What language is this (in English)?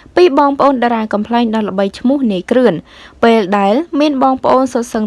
Vietnamese